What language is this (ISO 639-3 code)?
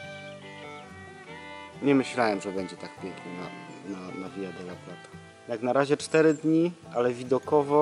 pol